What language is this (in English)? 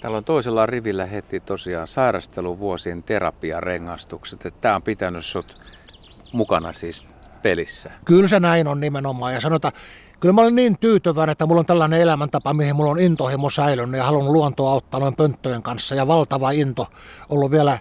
Finnish